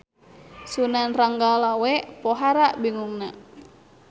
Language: Sundanese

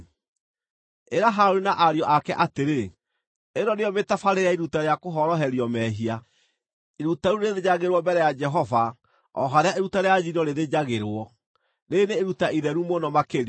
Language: Kikuyu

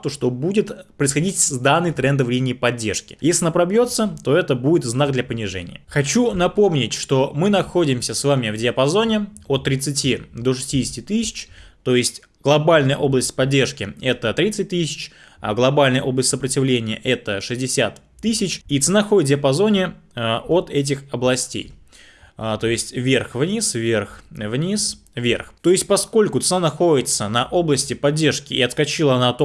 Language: Russian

